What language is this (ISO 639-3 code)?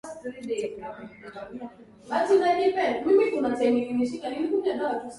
swa